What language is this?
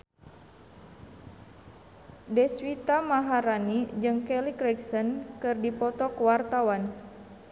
Sundanese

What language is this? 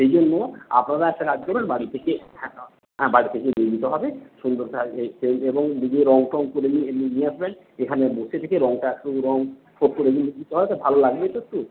Bangla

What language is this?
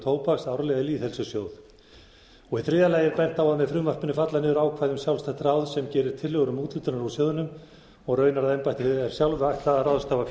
Icelandic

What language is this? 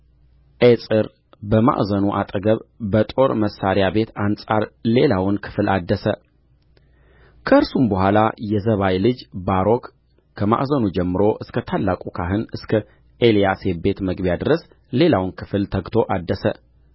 Amharic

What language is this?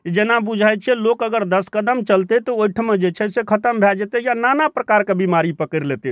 Maithili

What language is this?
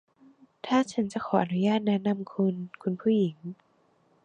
Thai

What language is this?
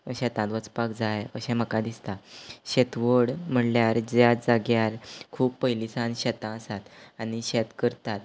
Konkani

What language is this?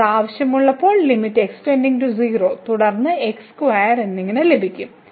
Malayalam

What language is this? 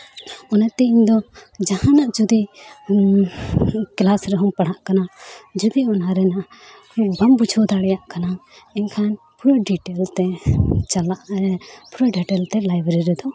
Santali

